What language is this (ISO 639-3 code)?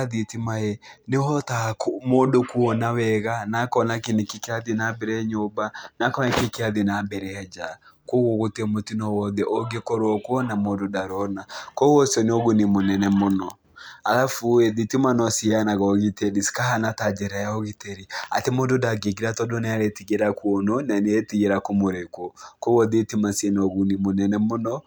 kik